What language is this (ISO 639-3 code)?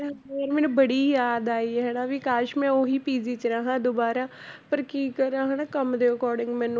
pan